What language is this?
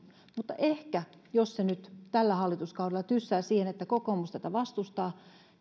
Finnish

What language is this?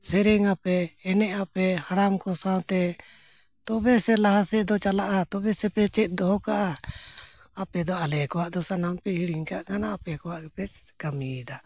Santali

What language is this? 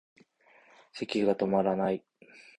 Japanese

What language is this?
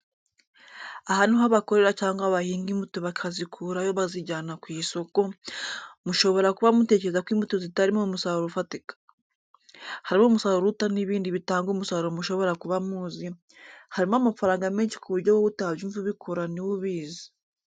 Kinyarwanda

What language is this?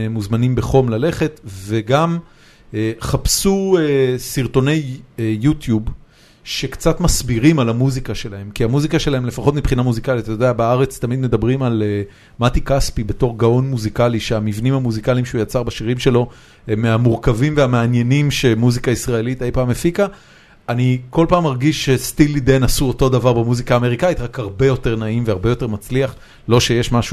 Hebrew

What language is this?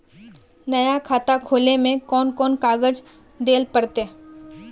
Magahi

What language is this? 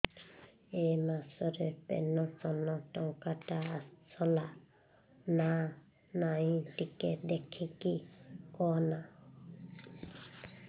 Odia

